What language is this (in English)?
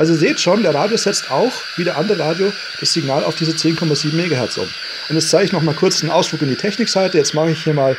German